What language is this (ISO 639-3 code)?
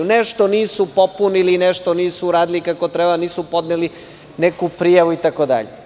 srp